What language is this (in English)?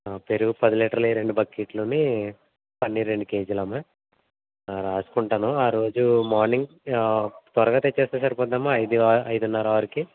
Telugu